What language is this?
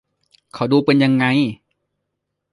Thai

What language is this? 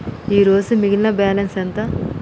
Telugu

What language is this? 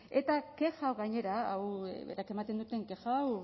Basque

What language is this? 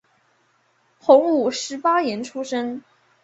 Chinese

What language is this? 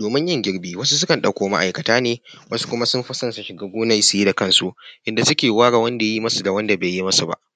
Hausa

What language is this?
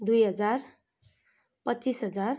Nepali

